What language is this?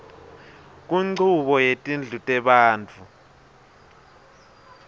Swati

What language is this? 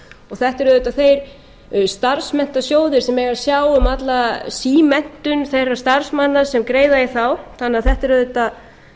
Icelandic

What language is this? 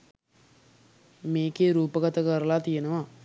Sinhala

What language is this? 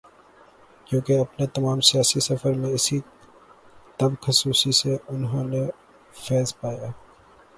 Urdu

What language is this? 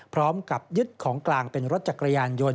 Thai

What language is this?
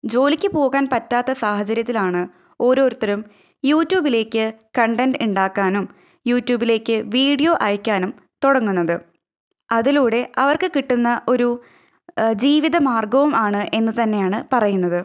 Malayalam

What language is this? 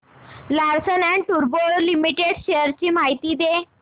Marathi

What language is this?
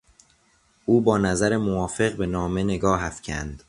Persian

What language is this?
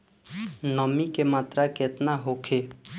Bhojpuri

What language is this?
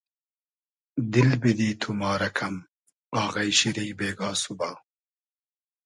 Hazaragi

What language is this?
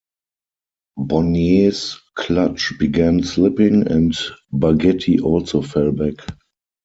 English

